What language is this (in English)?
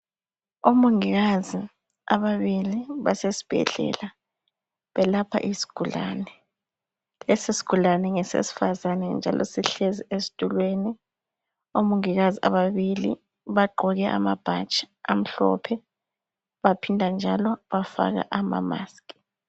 North Ndebele